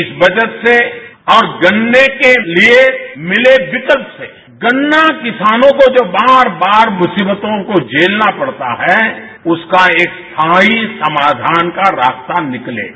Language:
Hindi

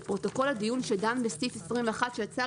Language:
Hebrew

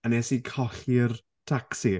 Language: Welsh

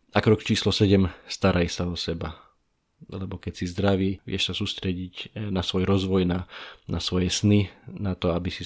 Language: Slovak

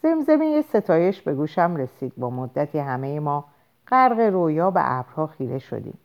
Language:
Persian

